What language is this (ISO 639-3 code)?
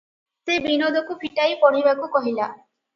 ori